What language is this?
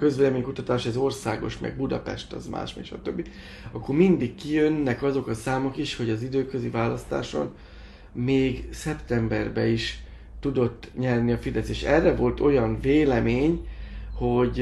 Hungarian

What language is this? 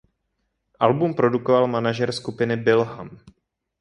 Czech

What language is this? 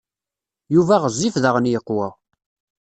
Kabyle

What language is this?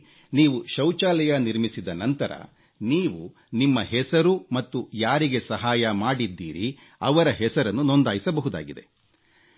Kannada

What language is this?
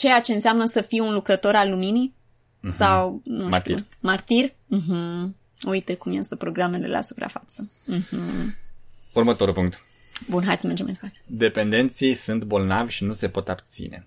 Romanian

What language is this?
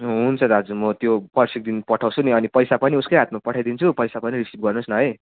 Nepali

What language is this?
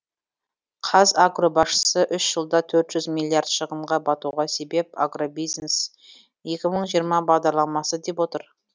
Kazakh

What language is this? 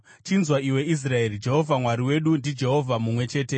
Shona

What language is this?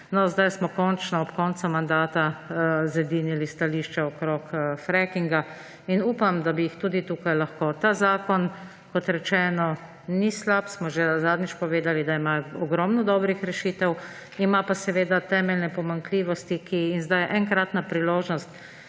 Slovenian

